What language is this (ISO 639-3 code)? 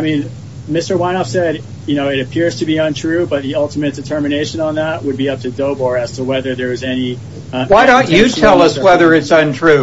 eng